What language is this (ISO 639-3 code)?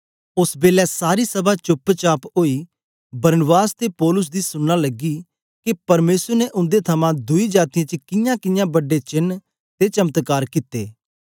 doi